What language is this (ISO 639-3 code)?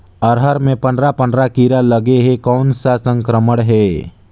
hne